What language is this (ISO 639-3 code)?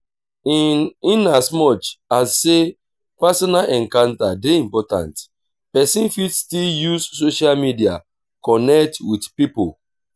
pcm